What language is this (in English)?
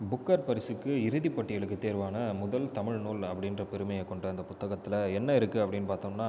Tamil